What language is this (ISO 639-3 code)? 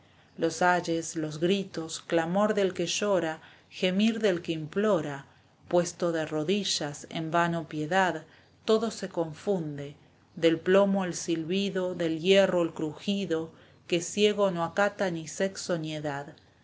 spa